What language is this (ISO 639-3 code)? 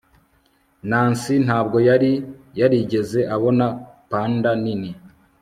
kin